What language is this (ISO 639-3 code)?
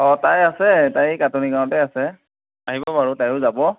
asm